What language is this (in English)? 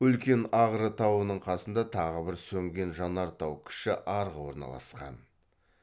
Kazakh